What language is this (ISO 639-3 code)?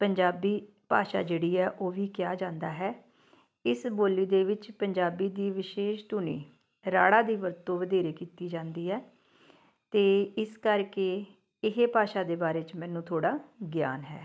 pan